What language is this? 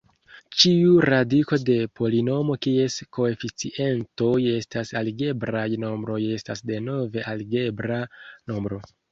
Esperanto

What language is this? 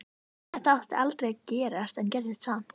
Icelandic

